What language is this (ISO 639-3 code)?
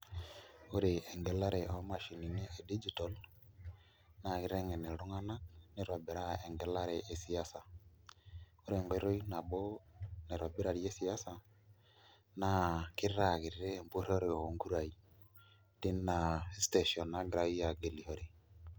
mas